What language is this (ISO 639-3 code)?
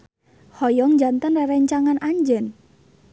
sun